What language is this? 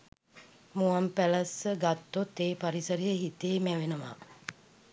Sinhala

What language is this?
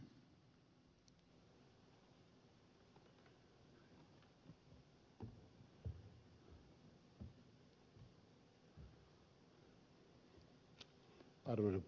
Finnish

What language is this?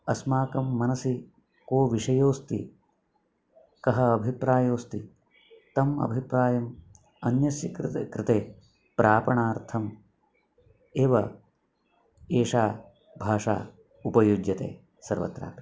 Sanskrit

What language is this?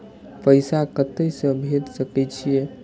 Maithili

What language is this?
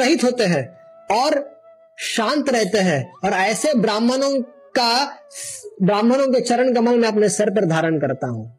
Hindi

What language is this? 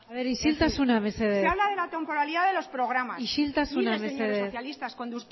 Spanish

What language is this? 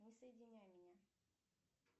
Russian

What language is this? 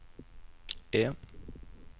Norwegian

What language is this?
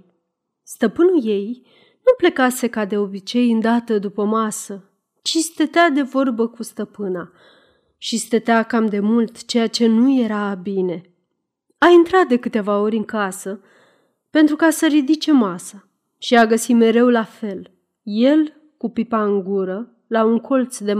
Romanian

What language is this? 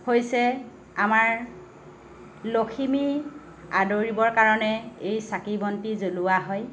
Assamese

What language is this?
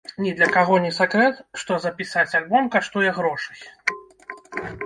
Belarusian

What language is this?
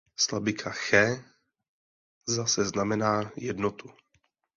Czech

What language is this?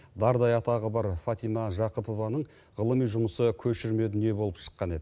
Kazakh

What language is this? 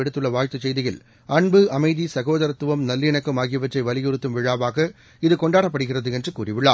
Tamil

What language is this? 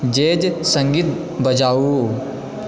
Maithili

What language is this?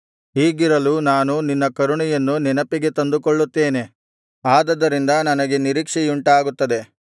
Kannada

